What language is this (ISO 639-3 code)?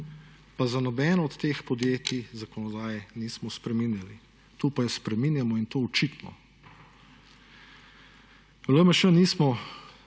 slv